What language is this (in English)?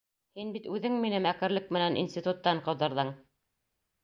Bashkir